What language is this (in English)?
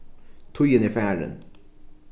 Faroese